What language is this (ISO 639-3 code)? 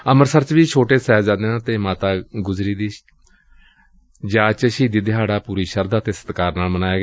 pan